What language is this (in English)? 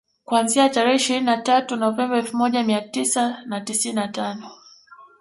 Swahili